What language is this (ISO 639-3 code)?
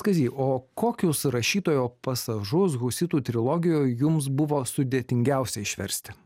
lit